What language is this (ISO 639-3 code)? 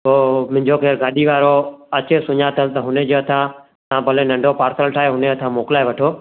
snd